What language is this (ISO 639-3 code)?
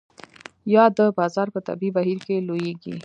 pus